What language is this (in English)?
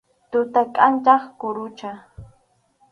Arequipa-La Unión Quechua